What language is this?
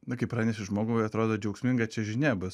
Lithuanian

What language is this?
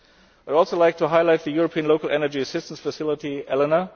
English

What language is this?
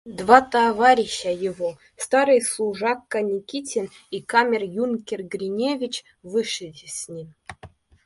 Russian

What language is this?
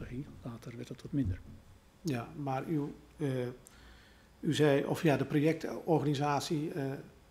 Dutch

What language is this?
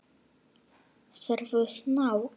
Icelandic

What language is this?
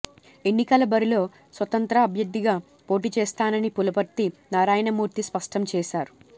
Telugu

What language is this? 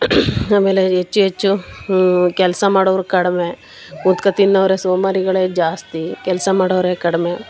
Kannada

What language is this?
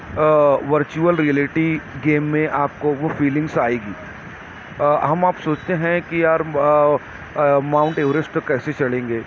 Urdu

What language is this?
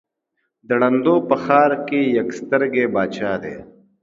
Pashto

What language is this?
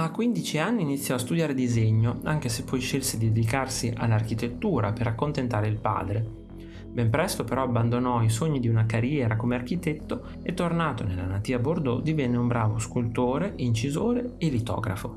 Italian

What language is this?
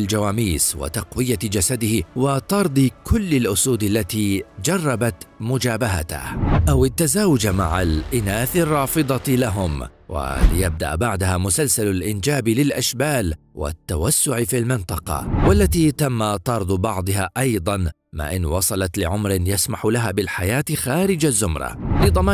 Arabic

